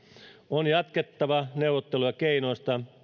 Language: Finnish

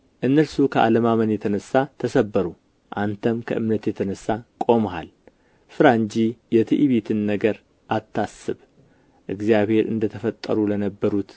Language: Amharic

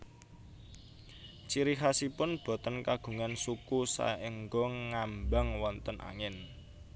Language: Javanese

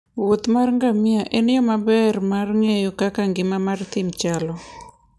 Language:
Luo (Kenya and Tanzania)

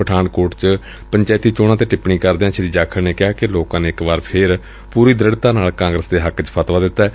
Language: Punjabi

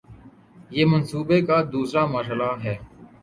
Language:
Urdu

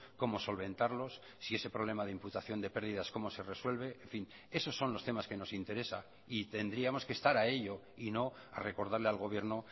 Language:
Spanish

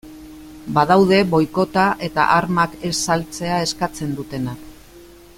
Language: Basque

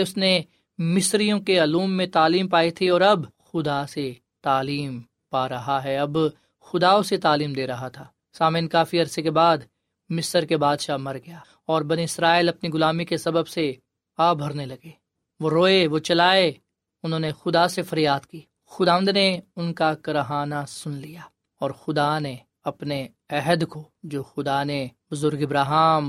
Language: Urdu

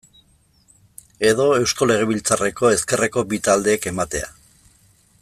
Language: Basque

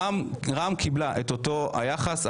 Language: Hebrew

